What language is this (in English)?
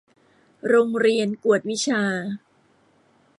Thai